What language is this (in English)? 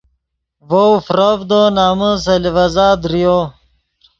Yidgha